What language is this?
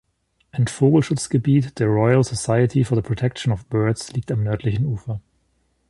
German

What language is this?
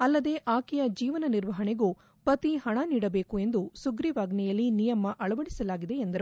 Kannada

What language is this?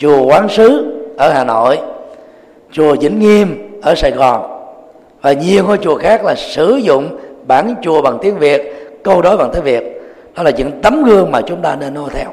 Vietnamese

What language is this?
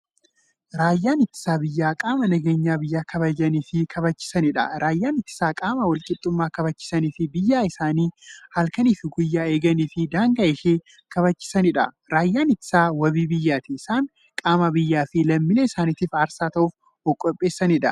Oromo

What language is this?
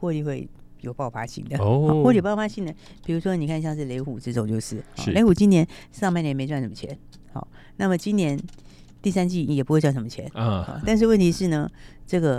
Chinese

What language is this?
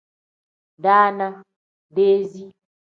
Tem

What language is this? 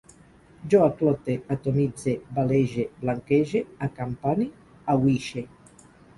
Catalan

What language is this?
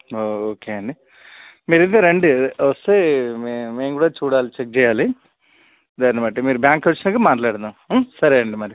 Telugu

